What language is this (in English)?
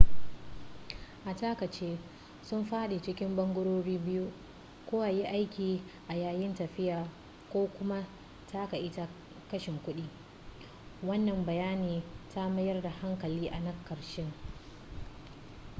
Hausa